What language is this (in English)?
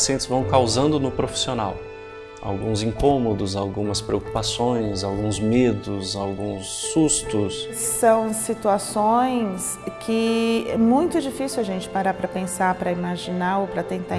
Portuguese